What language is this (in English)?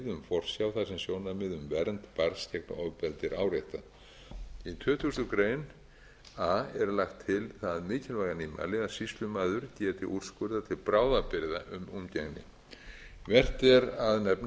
Icelandic